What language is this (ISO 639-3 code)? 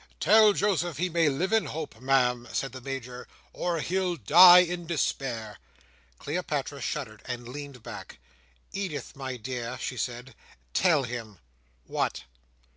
eng